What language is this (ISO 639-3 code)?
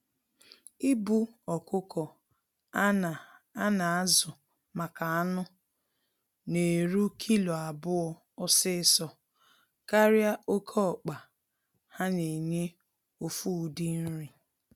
ibo